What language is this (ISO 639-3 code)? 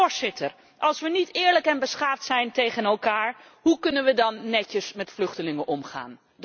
nld